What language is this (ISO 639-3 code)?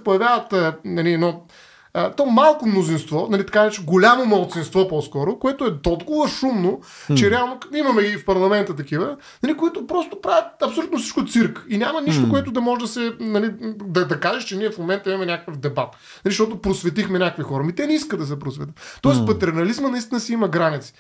bul